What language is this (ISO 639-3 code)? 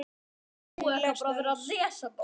isl